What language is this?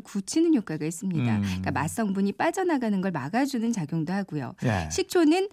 Korean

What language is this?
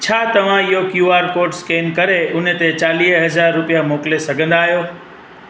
Sindhi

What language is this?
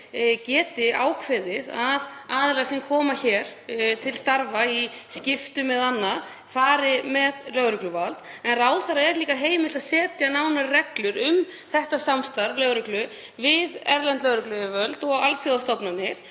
Icelandic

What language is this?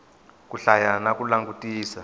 Tsonga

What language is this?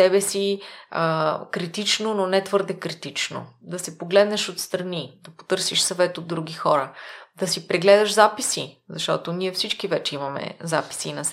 Bulgarian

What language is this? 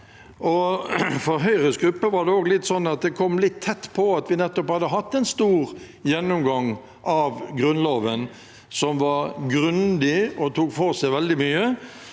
Norwegian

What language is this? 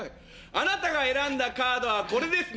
Japanese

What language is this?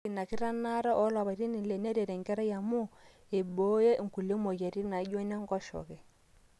Masai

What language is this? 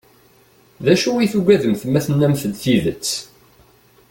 Kabyle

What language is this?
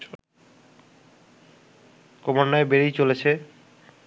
Bangla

